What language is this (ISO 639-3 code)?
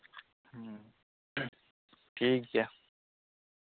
sat